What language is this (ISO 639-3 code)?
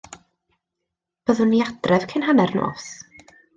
cym